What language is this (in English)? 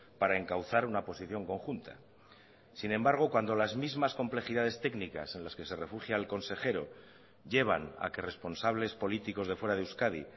Spanish